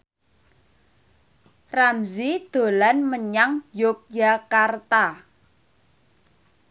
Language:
Javanese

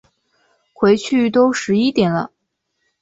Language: Chinese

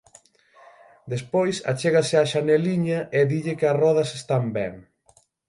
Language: Galician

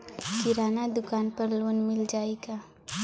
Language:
Bhojpuri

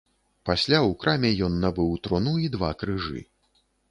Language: Belarusian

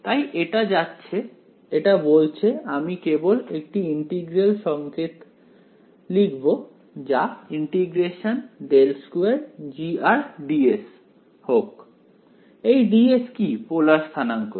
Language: Bangla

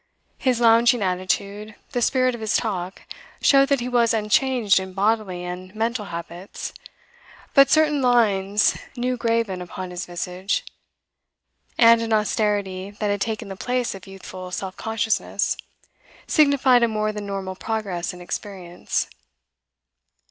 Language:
English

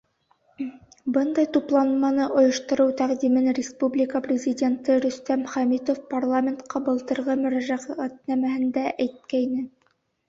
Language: Bashkir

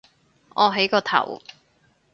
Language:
Cantonese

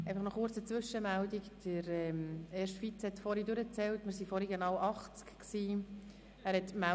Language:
Swiss German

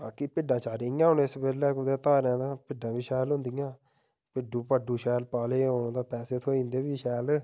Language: Dogri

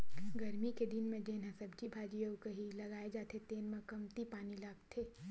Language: Chhattisgarhi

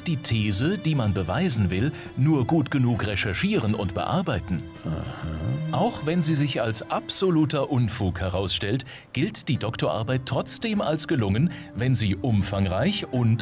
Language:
German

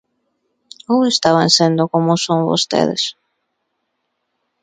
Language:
Galician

